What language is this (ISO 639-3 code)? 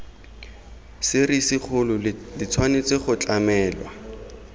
tsn